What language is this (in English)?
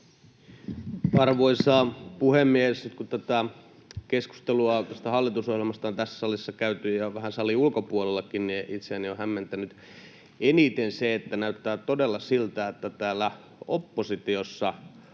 Finnish